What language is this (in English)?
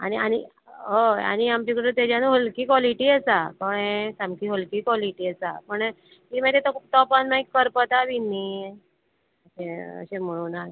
Konkani